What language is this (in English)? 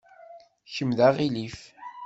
Kabyle